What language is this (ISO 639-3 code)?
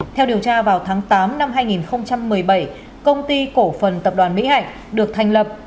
vie